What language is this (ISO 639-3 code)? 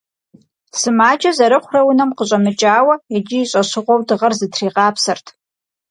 kbd